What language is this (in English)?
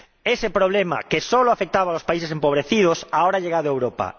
Spanish